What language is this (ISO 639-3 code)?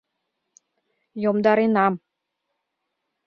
chm